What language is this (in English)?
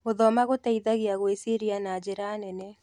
Kikuyu